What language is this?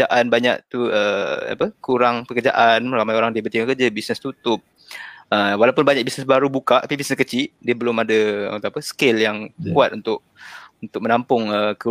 Malay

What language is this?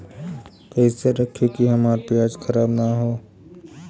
Bhojpuri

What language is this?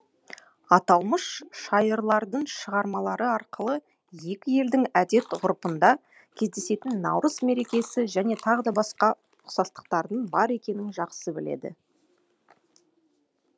Kazakh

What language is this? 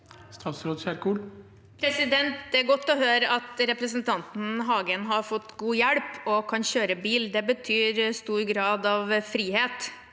Norwegian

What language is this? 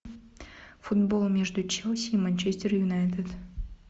Russian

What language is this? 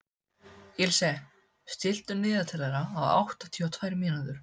Icelandic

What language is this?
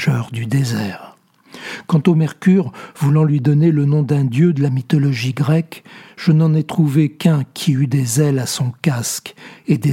French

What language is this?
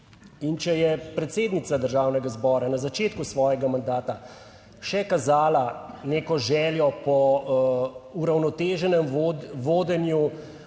Slovenian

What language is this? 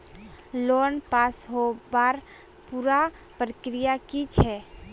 Magahi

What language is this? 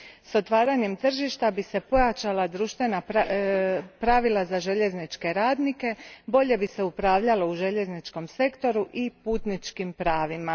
Croatian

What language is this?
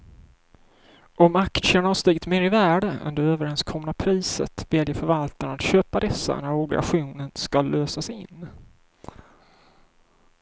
Swedish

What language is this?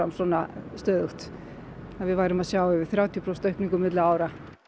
Icelandic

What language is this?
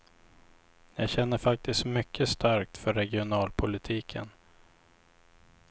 Swedish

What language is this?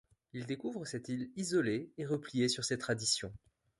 French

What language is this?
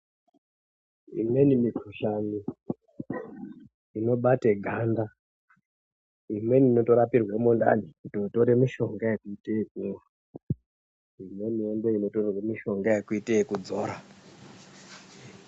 Ndau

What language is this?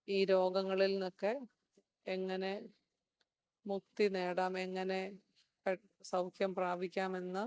Malayalam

